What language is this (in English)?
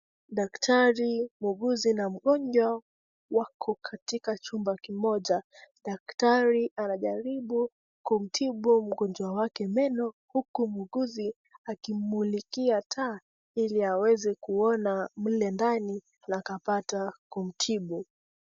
Swahili